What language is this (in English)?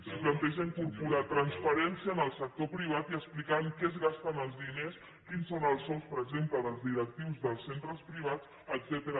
Catalan